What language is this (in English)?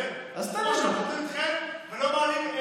Hebrew